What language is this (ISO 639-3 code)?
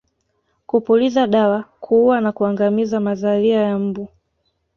swa